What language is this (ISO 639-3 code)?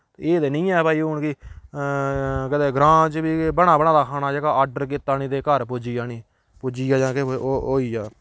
doi